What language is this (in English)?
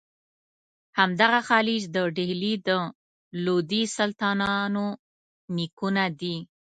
Pashto